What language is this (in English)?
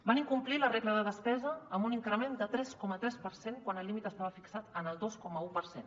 Catalan